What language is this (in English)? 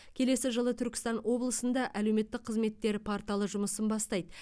Kazakh